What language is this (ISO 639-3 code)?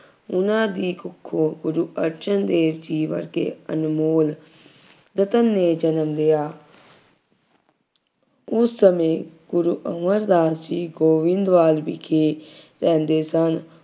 pan